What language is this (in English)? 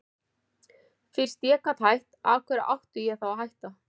Icelandic